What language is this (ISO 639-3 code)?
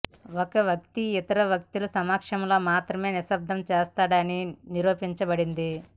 tel